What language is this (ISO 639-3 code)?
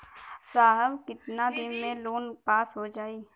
bho